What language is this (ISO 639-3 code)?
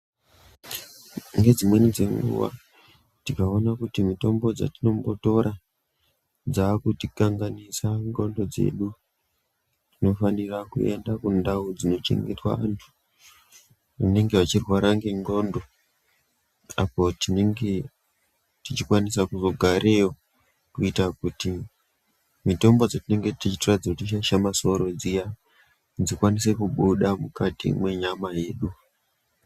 ndc